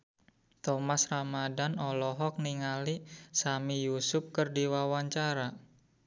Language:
Sundanese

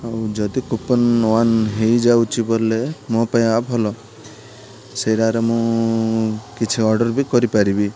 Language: Odia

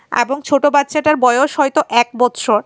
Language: Bangla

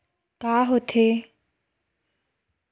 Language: Chhattisgarhi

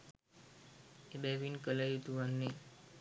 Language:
Sinhala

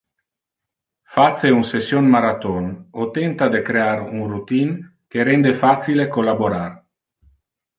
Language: Interlingua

